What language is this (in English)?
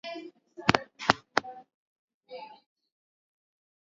Swahili